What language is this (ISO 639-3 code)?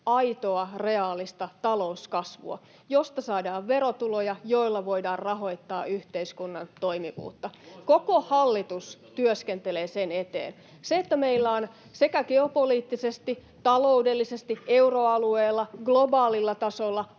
fin